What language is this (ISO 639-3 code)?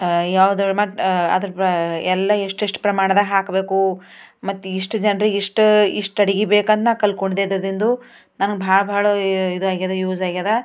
kan